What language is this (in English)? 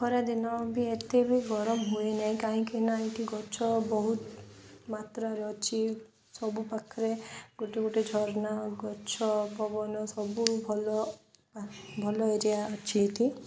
Odia